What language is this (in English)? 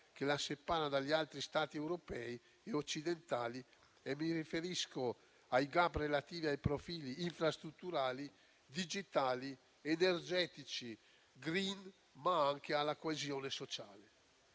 Italian